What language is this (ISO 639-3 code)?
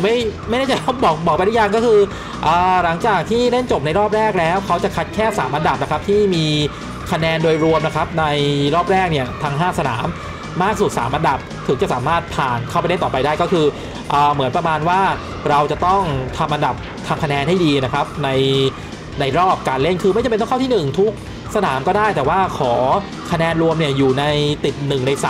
tha